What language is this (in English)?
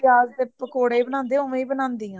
Punjabi